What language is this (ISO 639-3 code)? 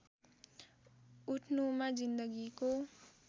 nep